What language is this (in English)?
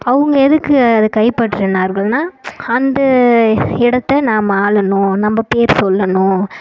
Tamil